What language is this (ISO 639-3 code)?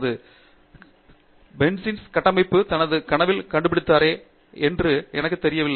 tam